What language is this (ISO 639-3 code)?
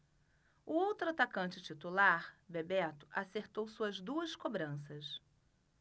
por